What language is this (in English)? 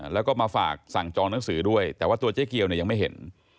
Thai